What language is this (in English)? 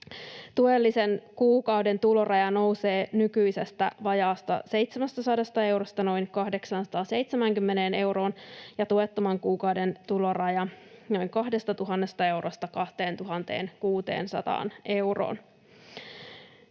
Finnish